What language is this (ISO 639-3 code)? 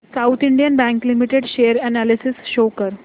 mar